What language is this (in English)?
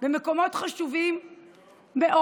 Hebrew